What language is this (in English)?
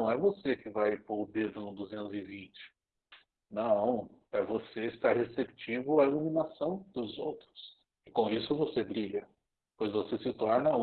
Portuguese